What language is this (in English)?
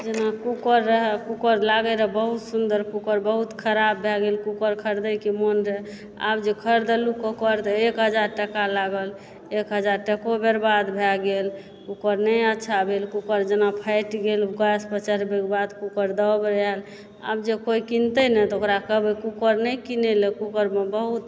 Maithili